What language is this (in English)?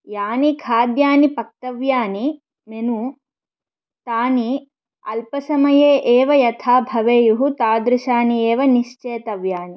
Sanskrit